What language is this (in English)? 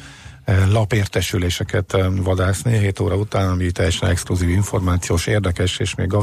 Hungarian